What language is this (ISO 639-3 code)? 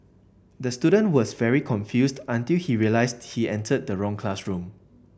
eng